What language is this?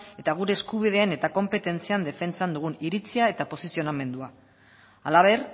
Basque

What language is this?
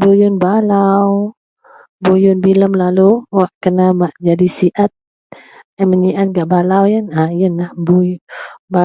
Central Melanau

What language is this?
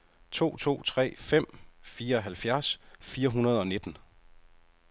Danish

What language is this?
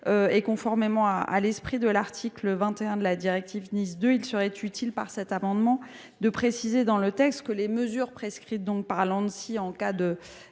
French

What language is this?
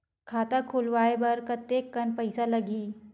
Chhattisgarhi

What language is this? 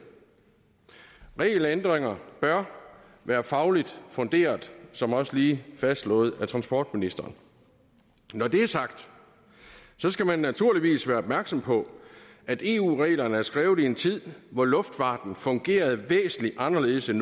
Danish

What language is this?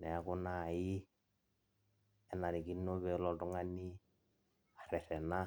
Masai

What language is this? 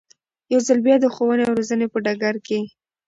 Pashto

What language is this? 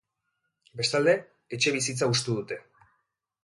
Basque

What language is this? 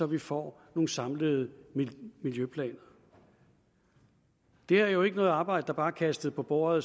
Danish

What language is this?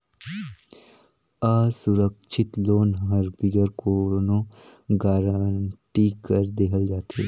Chhattisgarhi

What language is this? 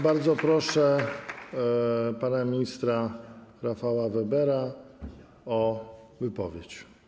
Polish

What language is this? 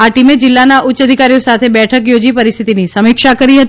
Gujarati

